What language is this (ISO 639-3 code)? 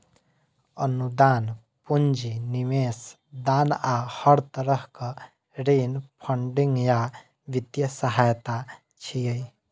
mai